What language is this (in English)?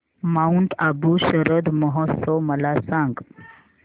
Marathi